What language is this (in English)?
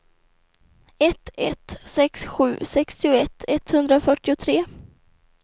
Swedish